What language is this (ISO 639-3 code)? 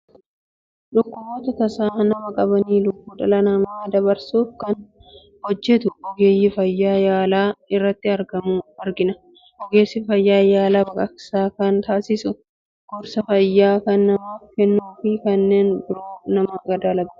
orm